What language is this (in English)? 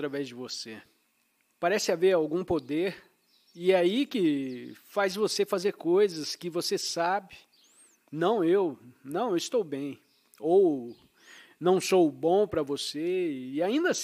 Portuguese